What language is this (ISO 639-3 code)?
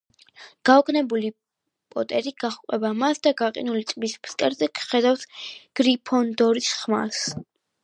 kat